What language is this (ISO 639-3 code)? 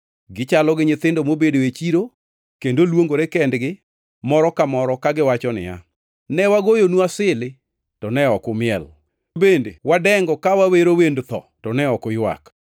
luo